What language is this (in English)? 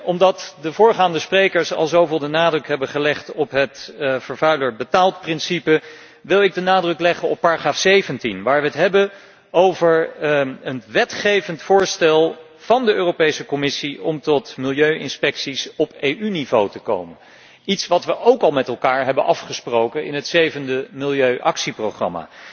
Dutch